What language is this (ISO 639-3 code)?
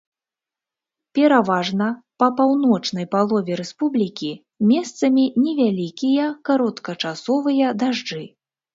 bel